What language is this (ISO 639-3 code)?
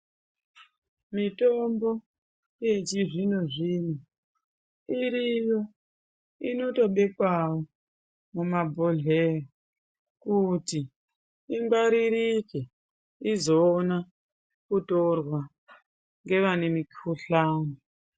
ndc